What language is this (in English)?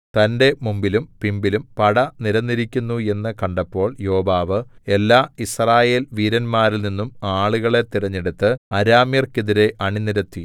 Malayalam